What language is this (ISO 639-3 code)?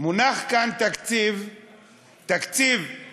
heb